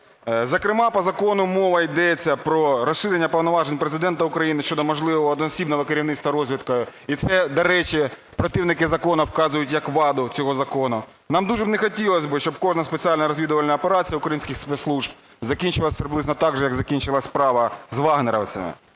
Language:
Ukrainian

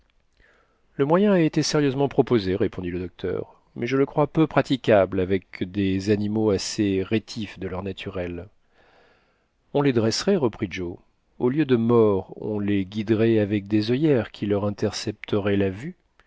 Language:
French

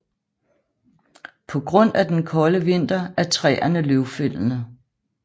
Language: Danish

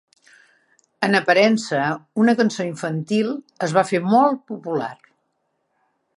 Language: Catalan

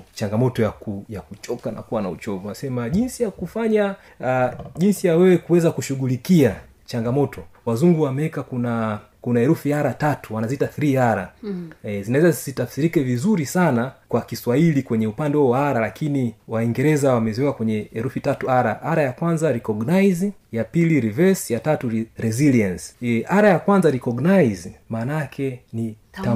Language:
Swahili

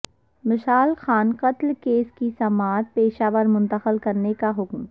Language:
Urdu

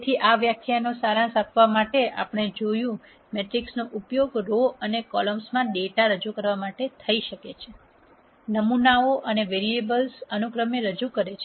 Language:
Gujarati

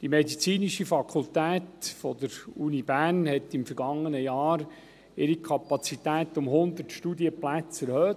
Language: Swiss German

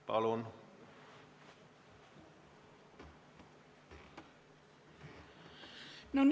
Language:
Estonian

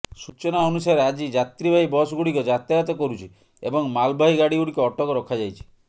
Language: Odia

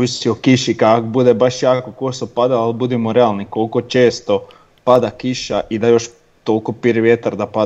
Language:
Croatian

